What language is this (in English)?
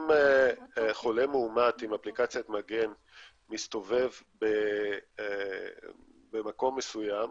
Hebrew